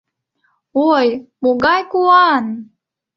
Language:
Mari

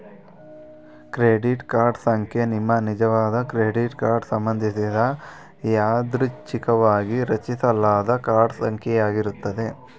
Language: Kannada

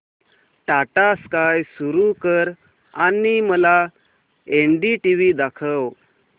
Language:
Marathi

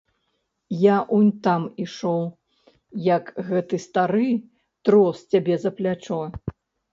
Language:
Belarusian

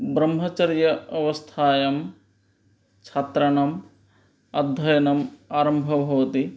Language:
Sanskrit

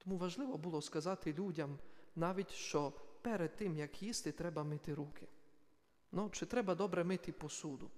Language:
Ukrainian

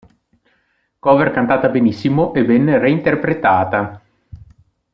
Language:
Italian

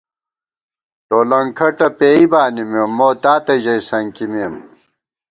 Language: Gawar-Bati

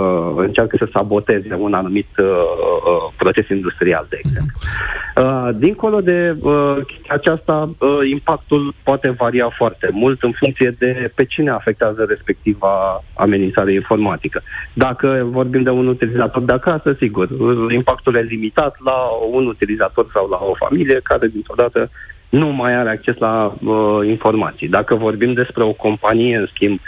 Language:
Romanian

